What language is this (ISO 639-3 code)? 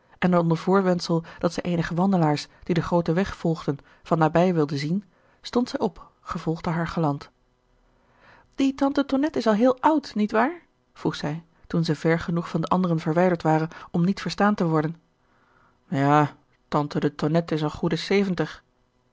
nld